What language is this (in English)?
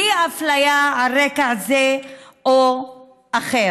Hebrew